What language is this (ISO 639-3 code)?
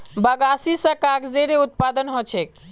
mag